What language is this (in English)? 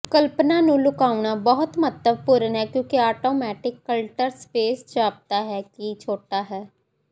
Punjabi